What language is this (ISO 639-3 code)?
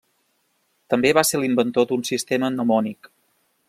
cat